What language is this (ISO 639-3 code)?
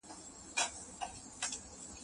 pus